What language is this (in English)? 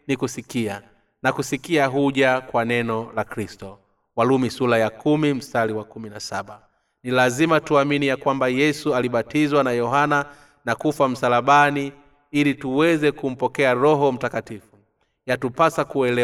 Swahili